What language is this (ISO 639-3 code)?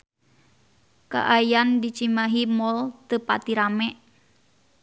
sun